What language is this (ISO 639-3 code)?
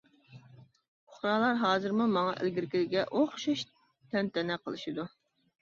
uig